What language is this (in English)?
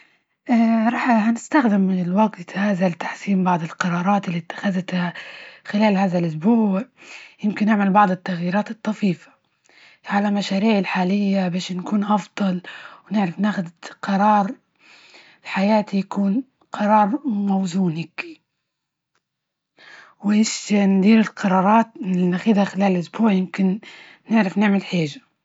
Libyan Arabic